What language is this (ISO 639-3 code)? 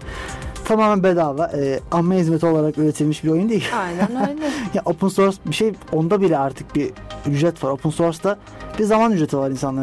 tur